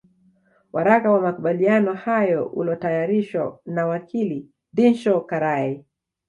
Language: Swahili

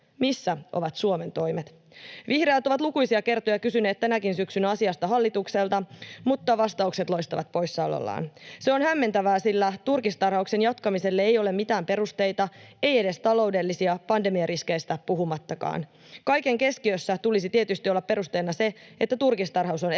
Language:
Finnish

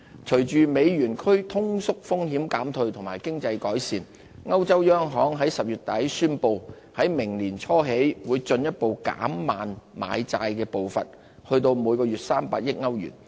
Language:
Cantonese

